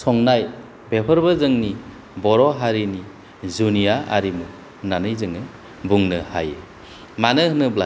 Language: Bodo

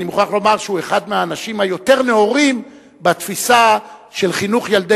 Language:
Hebrew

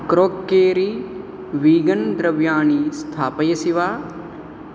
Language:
Sanskrit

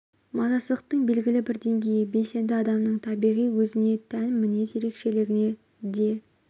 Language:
Kazakh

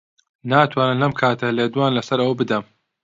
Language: Central Kurdish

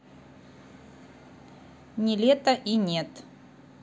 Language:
Russian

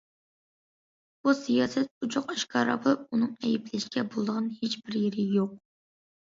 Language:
Uyghur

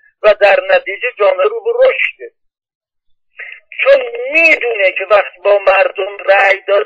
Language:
Persian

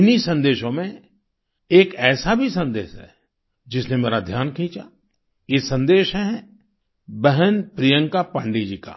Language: Hindi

